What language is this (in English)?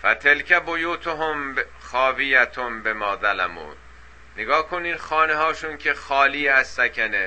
Persian